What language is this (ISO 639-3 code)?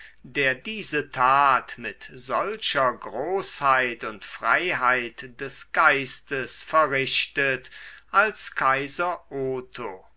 deu